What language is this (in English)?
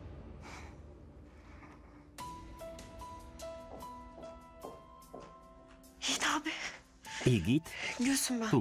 Polish